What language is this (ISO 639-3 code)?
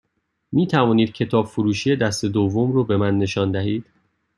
fas